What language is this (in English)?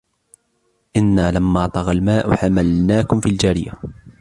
Arabic